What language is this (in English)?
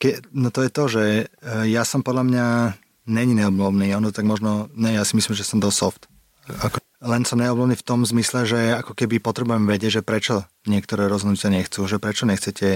Slovak